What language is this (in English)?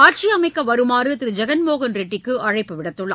Tamil